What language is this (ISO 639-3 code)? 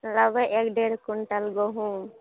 mai